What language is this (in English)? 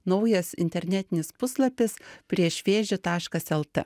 Lithuanian